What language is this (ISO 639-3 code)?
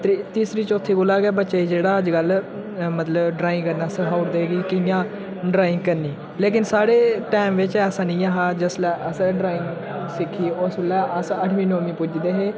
doi